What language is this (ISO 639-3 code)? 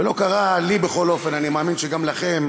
heb